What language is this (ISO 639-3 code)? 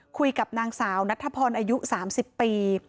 tha